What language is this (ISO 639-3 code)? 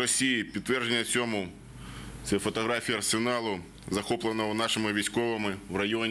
ukr